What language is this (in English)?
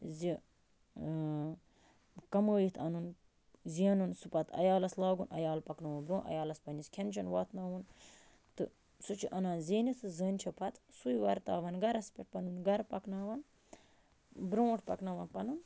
Kashmiri